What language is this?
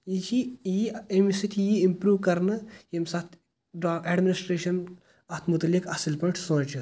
Kashmiri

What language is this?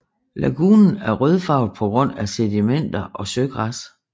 Danish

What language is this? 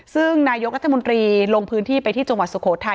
Thai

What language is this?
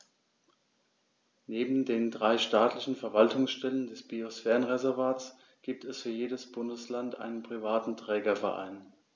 German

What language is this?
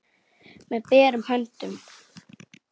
Icelandic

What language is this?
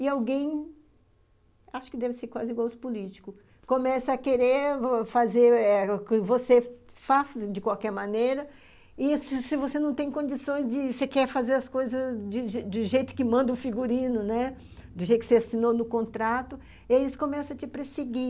Portuguese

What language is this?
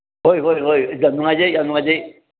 Manipuri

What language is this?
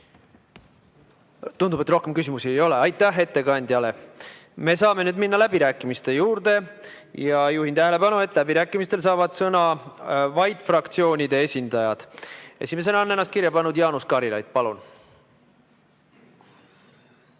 Estonian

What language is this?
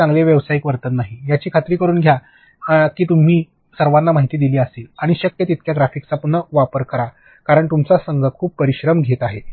Marathi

